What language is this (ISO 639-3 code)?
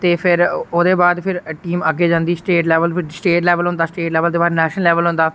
doi